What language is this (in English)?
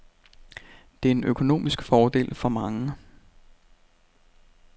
Danish